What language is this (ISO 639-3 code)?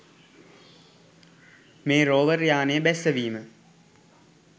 sin